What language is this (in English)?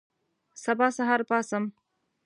Pashto